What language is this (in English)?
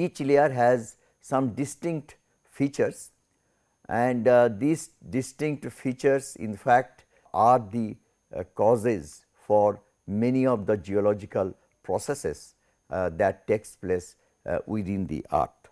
English